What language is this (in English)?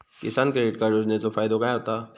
Marathi